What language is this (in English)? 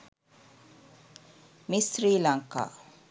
Sinhala